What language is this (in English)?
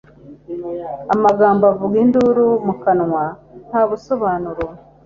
Kinyarwanda